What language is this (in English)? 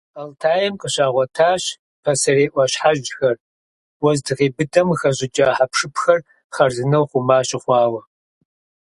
Kabardian